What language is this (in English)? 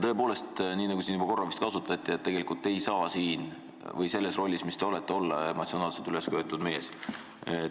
Estonian